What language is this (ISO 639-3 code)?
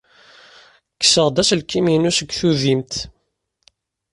kab